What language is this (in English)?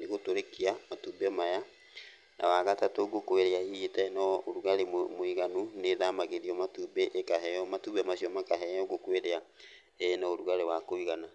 Kikuyu